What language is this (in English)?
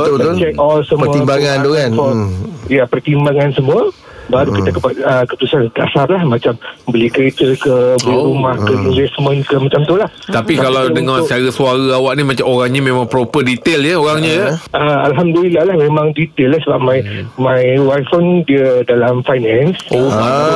Malay